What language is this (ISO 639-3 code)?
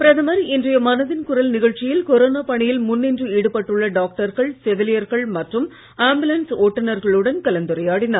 tam